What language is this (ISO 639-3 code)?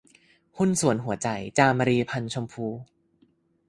tha